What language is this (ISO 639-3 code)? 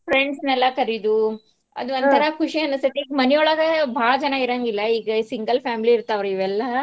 kan